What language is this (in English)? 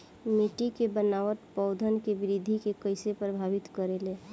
Bhojpuri